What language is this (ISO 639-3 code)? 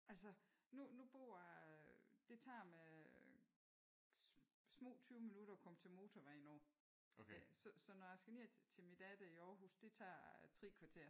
dan